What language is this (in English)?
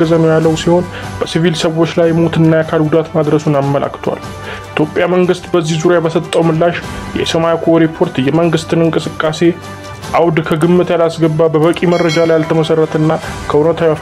Arabic